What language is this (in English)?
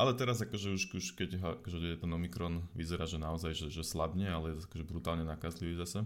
Slovak